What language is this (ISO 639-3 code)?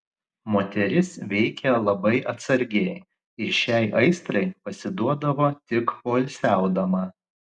lit